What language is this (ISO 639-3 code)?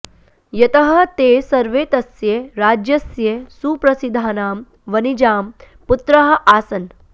san